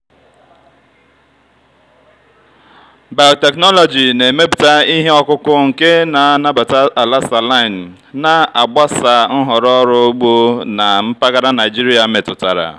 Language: Igbo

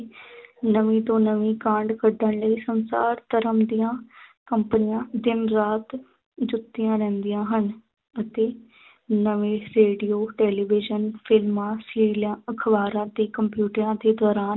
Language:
Punjabi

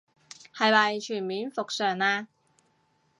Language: Cantonese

